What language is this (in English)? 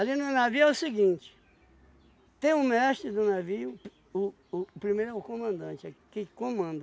Portuguese